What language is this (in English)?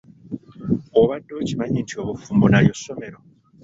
Ganda